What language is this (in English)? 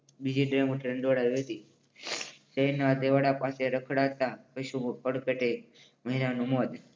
Gujarati